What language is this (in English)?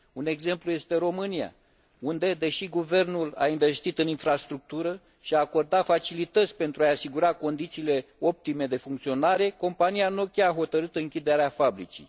Romanian